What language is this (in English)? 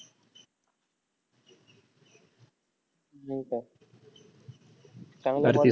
Marathi